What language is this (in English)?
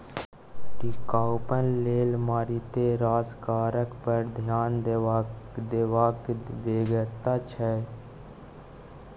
Maithili